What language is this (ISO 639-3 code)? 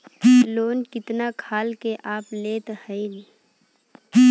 bho